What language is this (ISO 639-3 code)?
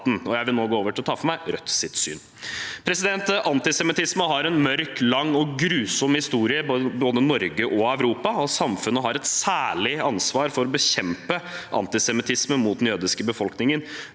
nor